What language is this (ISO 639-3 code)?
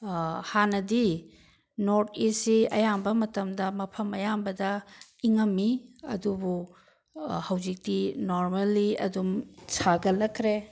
mni